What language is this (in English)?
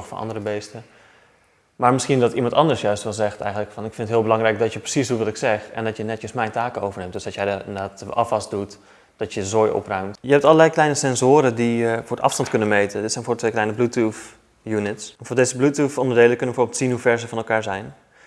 Dutch